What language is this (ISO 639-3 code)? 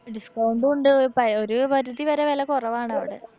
mal